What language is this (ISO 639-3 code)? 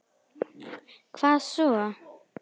isl